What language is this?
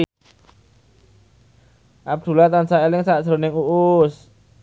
Javanese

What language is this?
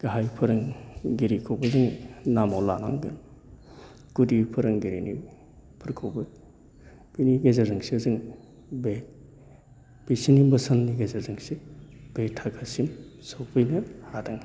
Bodo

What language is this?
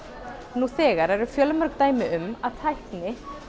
Icelandic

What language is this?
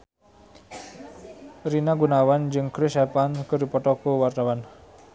Sundanese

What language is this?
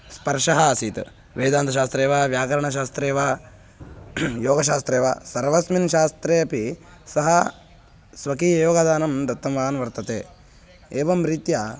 Sanskrit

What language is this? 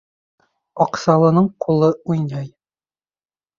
Bashkir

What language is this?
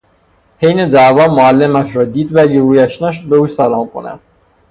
Persian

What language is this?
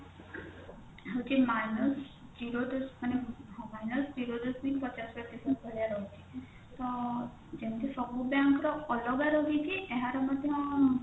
Odia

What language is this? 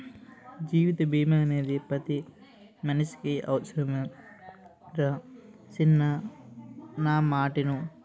Telugu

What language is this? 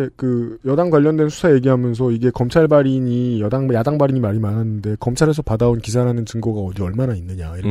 Korean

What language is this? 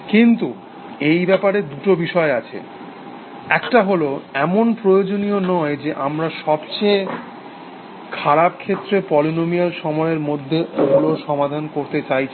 Bangla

